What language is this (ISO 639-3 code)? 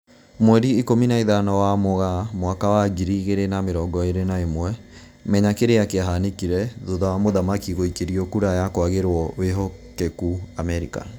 kik